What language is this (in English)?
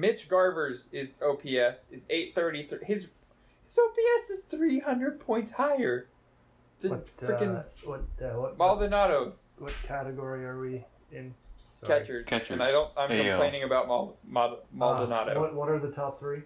English